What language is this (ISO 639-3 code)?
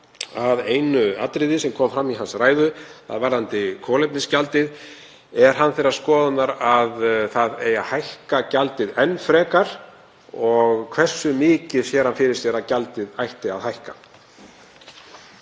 isl